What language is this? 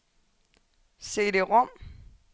Danish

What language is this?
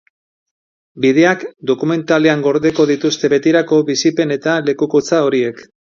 Basque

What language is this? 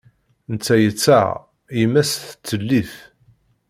Kabyle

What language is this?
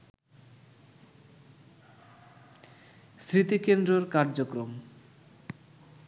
Bangla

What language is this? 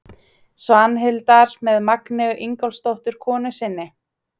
Icelandic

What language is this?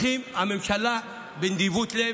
Hebrew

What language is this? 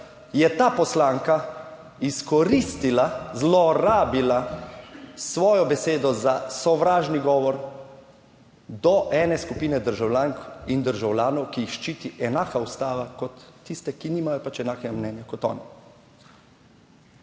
Slovenian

